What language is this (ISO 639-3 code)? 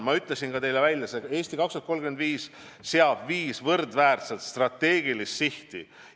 est